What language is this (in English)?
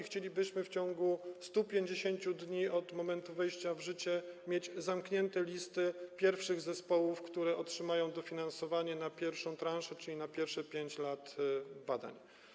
Polish